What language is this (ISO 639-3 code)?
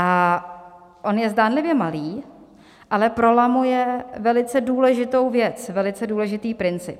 ces